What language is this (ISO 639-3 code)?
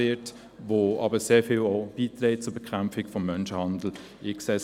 gsw